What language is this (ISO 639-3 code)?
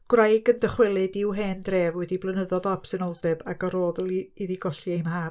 cym